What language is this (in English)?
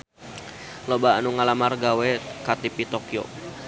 Sundanese